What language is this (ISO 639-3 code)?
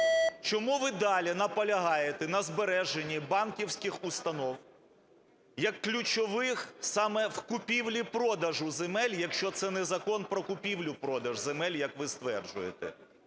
ukr